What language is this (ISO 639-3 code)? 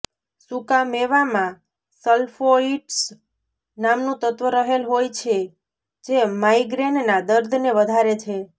guj